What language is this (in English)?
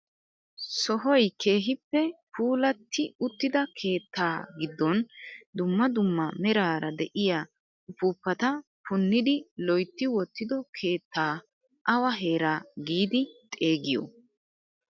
Wolaytta